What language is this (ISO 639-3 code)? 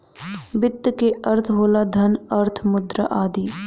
bho